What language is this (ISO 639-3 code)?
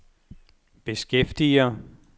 dan